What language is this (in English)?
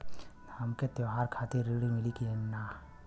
Bhojpuri